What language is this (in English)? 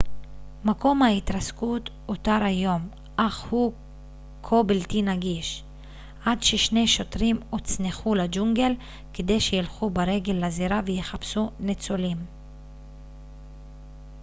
Hebrew